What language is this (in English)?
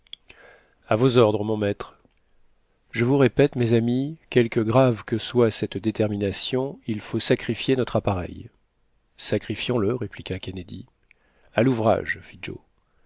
French